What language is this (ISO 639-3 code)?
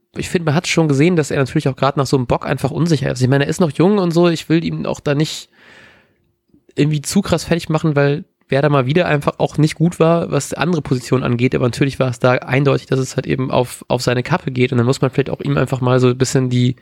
deu